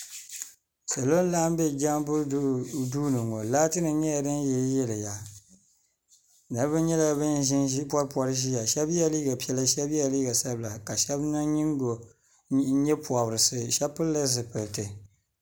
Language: Dagbani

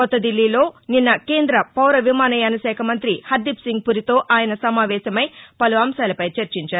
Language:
Telugu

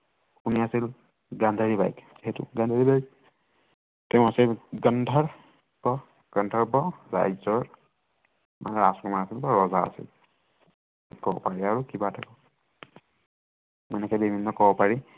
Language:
Assamese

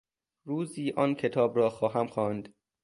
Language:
Persian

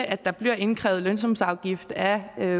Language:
Danish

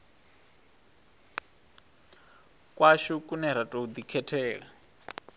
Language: Venda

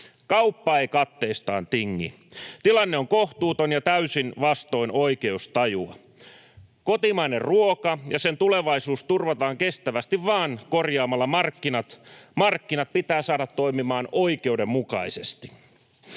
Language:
Finnish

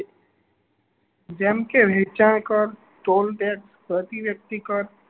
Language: Gujarati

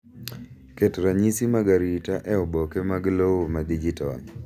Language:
Luo (Kenya and Tanzania)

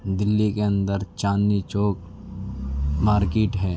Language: Urdu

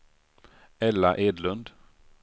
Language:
Swedish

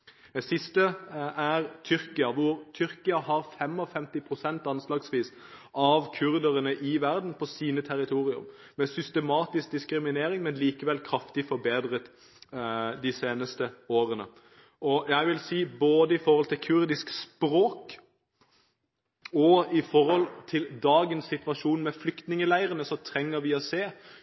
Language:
Norwegian Bokmål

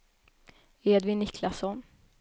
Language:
Swedish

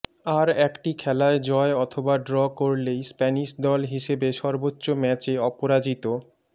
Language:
Bangla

